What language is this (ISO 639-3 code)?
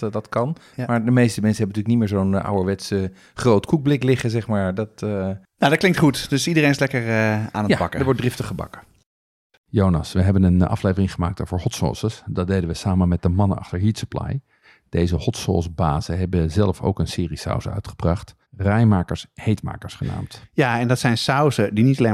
nld